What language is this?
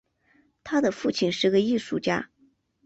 Chinese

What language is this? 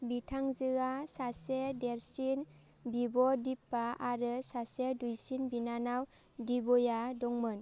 Bodo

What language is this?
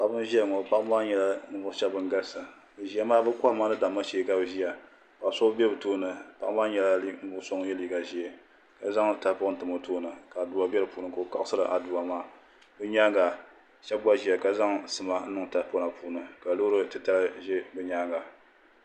Dagbani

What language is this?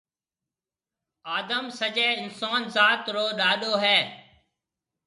Marwari (Pakistan)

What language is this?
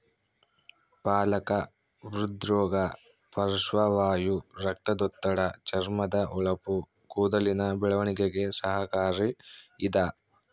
Kannada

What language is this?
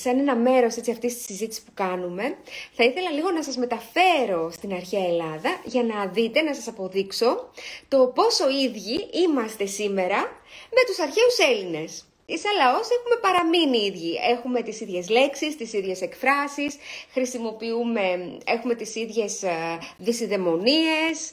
Greek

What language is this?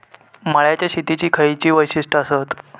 Marathi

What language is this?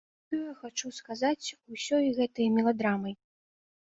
Belarusian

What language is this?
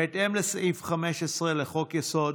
Hebrew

